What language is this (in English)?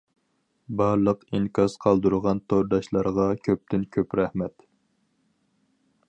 Uyghur